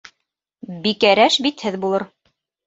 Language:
Bashkir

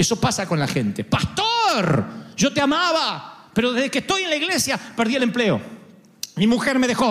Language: Spanish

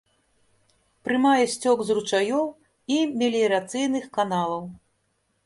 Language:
Belarusian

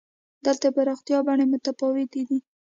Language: Pashto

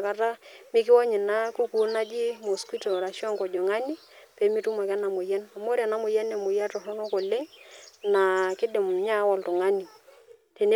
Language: Masai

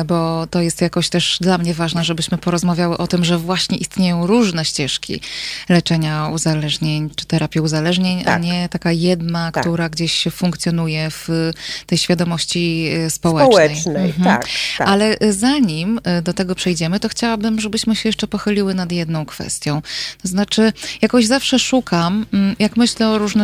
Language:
Polish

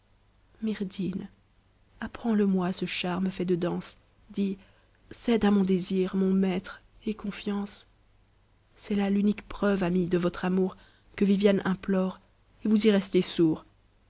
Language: French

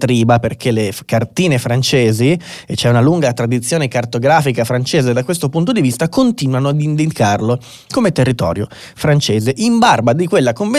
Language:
Italian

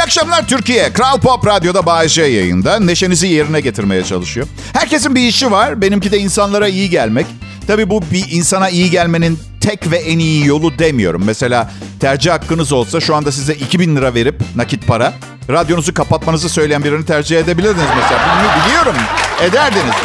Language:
Turkish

